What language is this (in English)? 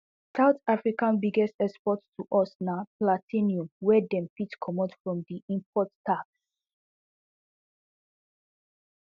Nigerian Pidgin